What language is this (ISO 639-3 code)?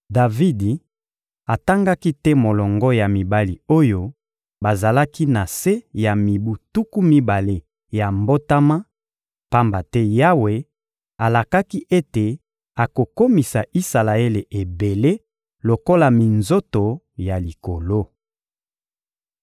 lin